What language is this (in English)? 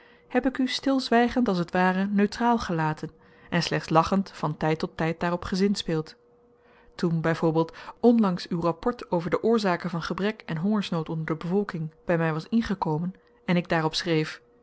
Dutch